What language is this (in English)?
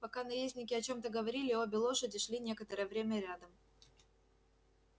Russian